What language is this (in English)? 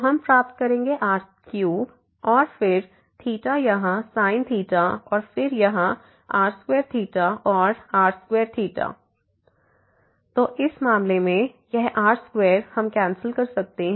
Hindi